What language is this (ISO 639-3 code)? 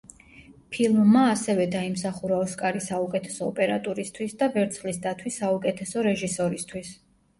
kat